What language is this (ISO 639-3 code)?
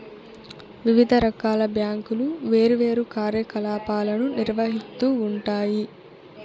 tel